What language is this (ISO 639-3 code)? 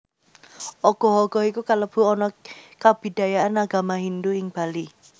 jav